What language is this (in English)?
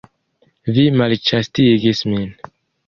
Esperanto